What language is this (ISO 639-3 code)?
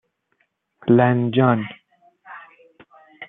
fas